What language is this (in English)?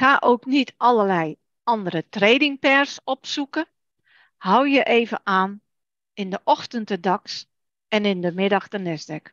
Dutch